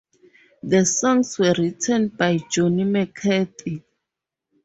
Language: English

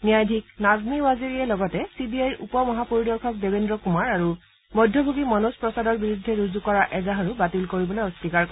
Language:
Assamese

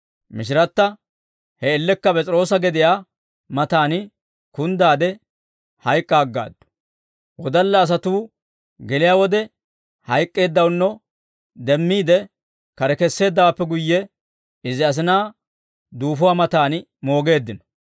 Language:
Dawro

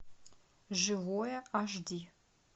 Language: Russian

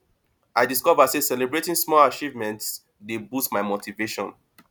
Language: Nigerian Pidgin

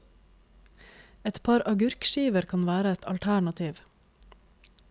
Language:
Norwegian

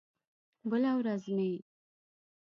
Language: Pashto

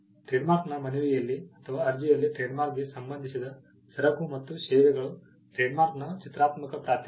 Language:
Kannada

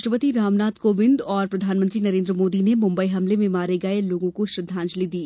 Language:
Hindi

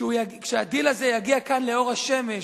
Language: Hebrew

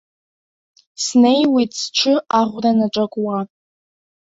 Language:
Abkhazian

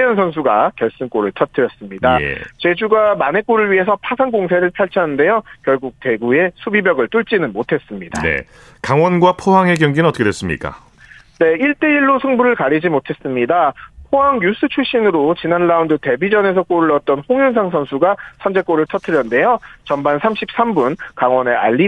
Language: Korean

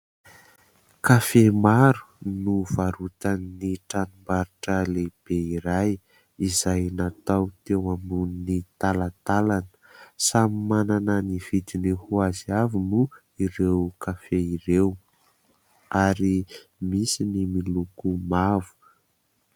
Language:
Malagasy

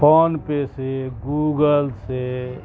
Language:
Urdu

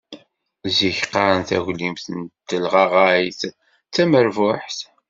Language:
Kabyle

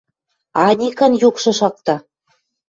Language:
Western Mari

